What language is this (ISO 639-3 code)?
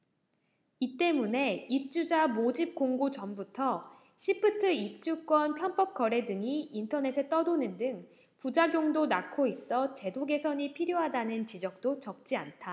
kor